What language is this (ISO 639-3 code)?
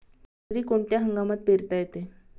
mar